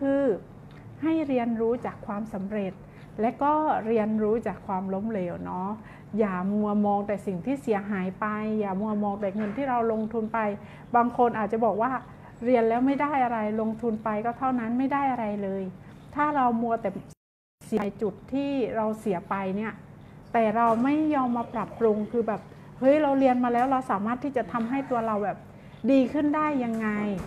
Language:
Thai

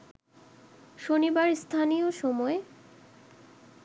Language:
Bangla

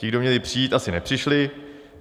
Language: Czech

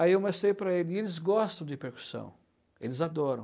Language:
Portuguese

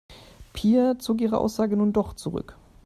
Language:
German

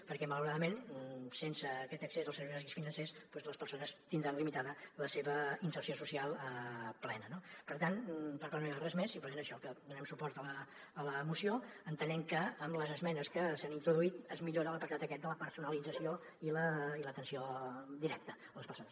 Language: Catalan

